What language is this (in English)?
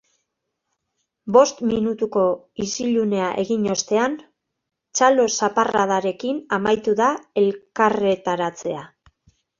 Basque